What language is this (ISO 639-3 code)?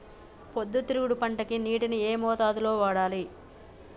tel